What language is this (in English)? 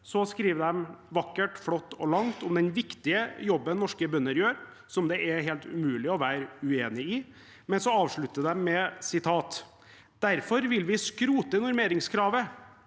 Norwegian